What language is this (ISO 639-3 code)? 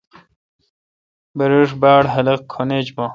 xka